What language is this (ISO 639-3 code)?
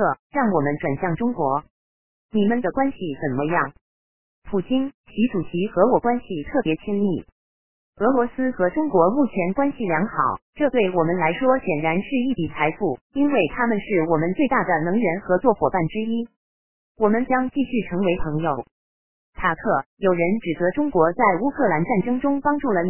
zho